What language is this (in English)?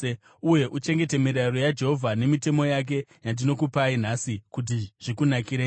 Shona